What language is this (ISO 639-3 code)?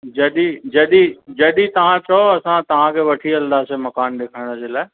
snd